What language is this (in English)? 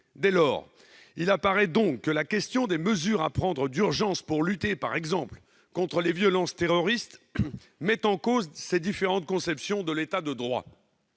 French